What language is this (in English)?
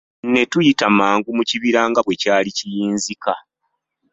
Ganda